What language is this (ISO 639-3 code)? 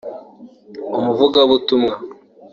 kin